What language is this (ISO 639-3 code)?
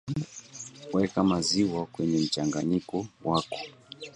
swa